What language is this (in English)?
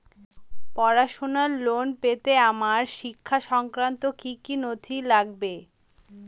Bangla